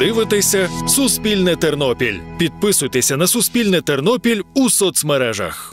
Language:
Ukrainian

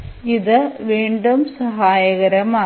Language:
Malayalam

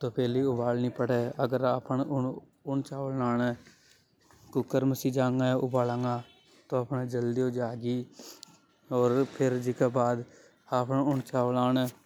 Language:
Hadothi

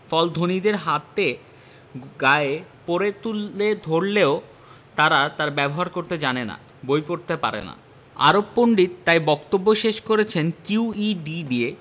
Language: Bangla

